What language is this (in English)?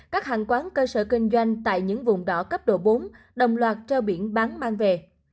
Vietnamese